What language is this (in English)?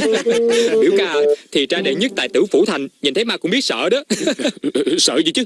Vietnamese